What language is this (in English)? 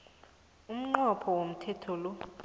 South Ndebele